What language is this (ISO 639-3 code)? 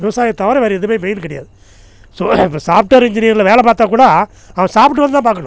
tam